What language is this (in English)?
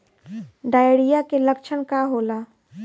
Bhojpuri